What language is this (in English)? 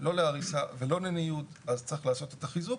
Hebrew